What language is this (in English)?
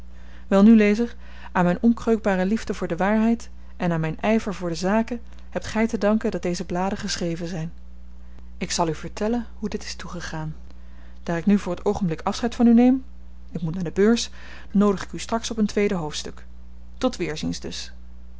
Dutch